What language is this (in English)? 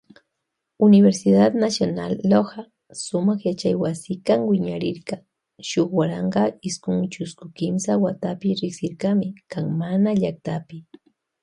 Loja Highland Quichua